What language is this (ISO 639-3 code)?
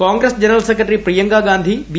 mal